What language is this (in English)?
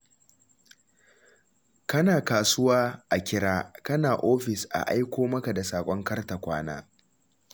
Hausa